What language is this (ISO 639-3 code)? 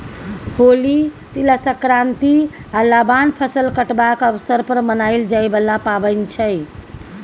mai